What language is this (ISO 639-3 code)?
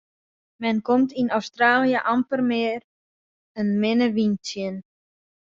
fry